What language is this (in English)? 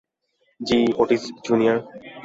Bangla